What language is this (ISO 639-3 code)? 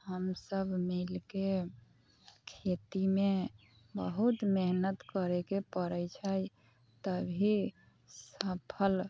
mai